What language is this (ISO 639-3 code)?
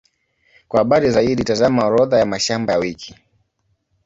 swa